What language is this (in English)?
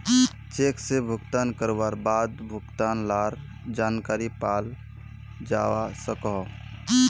Magahi